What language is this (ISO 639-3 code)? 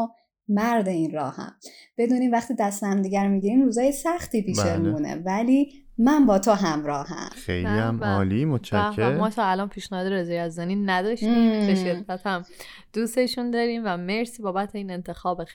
fas